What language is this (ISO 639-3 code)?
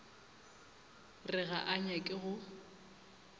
nso